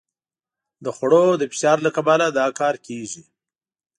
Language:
Pashto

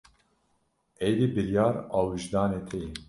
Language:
Kurdish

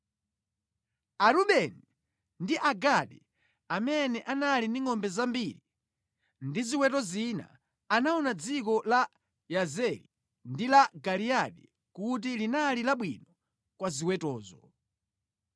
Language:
Nyanja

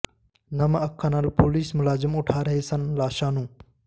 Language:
Punjabi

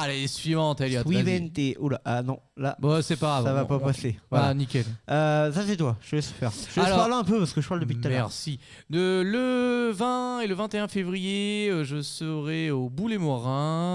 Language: French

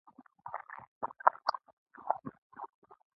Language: Pashto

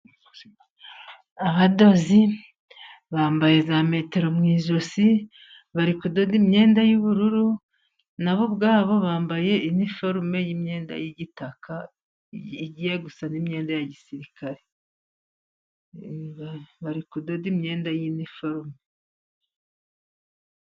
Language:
Kinyarwanda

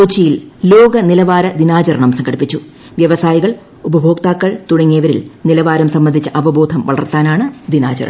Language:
Malayalam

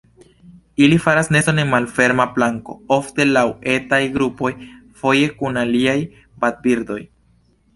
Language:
Esperanto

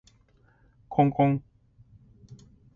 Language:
Japanese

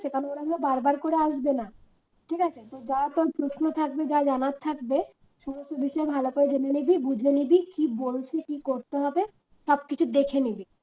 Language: Bangla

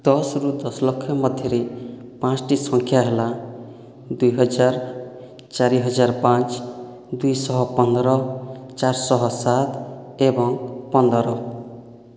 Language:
Odia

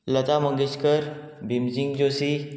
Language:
Konkani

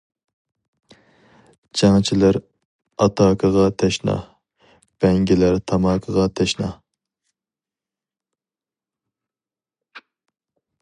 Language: Uyghur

